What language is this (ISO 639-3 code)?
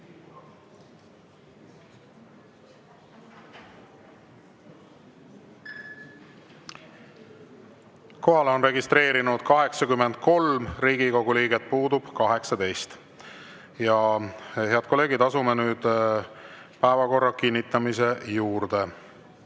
est